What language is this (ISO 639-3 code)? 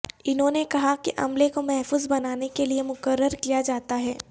urd